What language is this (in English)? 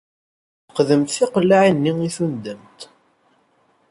Kabyle